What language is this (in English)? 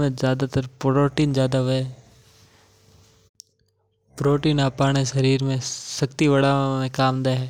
Mewari